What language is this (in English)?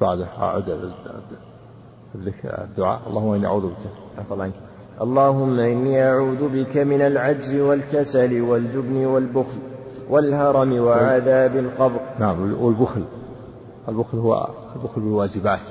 Arabic